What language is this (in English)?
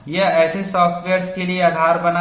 Hindi